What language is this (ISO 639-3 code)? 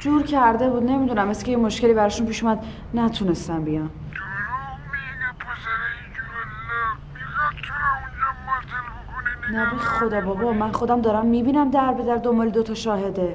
fas